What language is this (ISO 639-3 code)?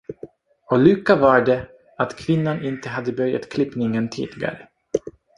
swe